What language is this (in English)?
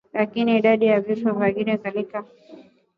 Swahili